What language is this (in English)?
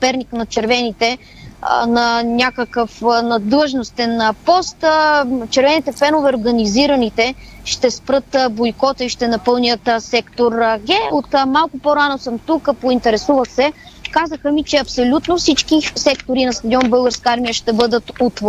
Bulgarian